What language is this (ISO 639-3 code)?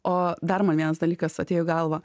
lit